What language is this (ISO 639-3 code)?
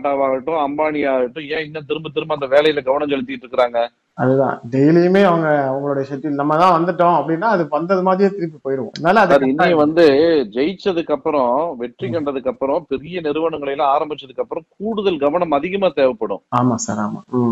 tam